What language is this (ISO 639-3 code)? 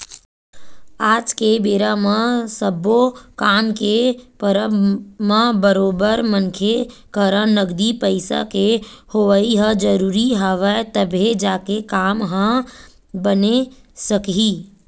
hne